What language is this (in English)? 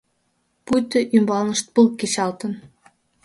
Mari